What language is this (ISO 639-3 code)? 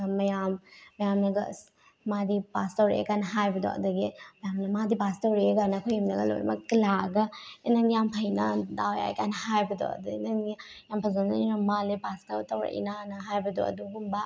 mni